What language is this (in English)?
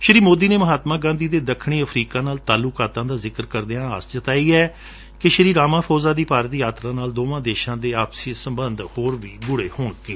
Punjabi